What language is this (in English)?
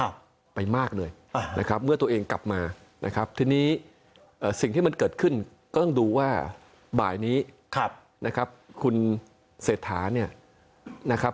Thai